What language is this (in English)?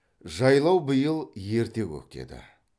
Kazakh